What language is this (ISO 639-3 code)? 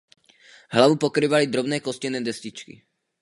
ces